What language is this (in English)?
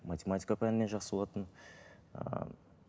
Kazakh